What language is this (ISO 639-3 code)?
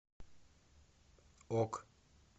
rus